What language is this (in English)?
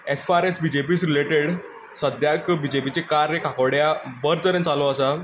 Konkani